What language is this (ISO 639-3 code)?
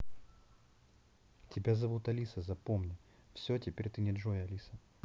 rus